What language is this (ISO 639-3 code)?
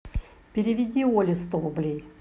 rus